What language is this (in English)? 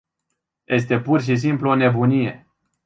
Romanian